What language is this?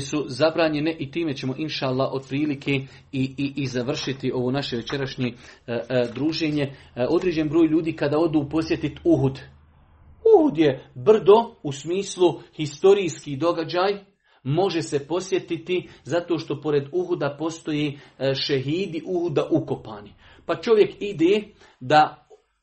Croatian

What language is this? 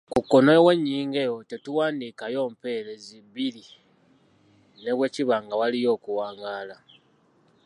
Ganda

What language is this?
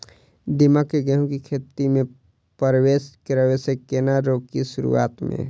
Maithili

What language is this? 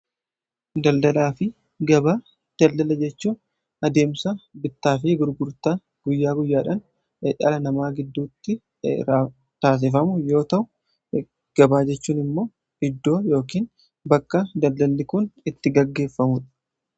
Oromo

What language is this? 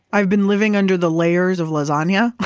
English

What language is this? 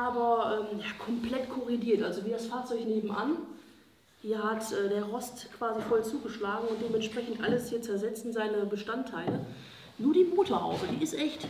German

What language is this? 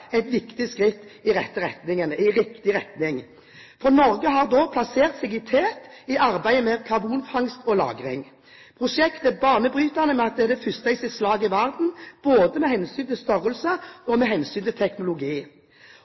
Norwegian Bokmål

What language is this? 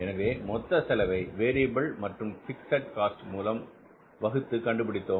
Tamil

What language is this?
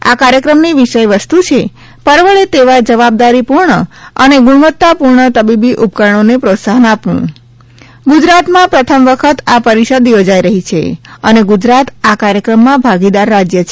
Gujarati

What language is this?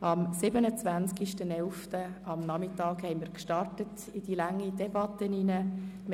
Swiss German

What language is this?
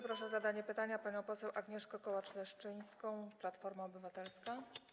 Polish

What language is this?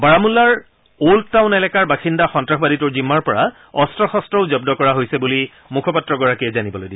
Assamese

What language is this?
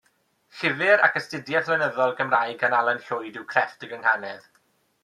Welsh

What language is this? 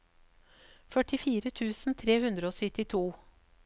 Norwegian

